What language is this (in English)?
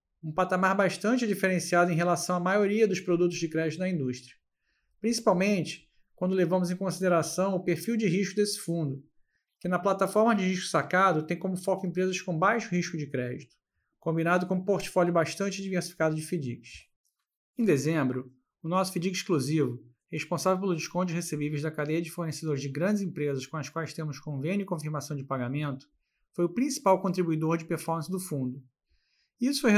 Portuguese